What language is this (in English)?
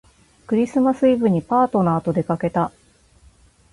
Japanese